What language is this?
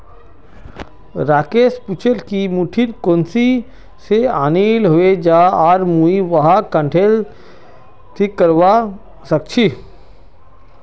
Magahi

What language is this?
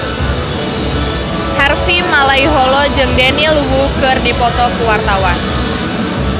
Sundanese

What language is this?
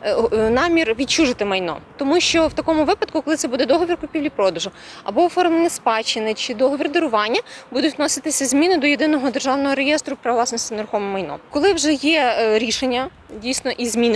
Ukrainian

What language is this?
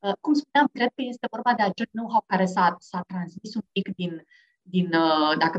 Romanian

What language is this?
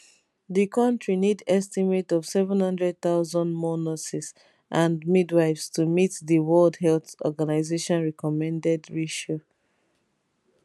Nigerian Pidgin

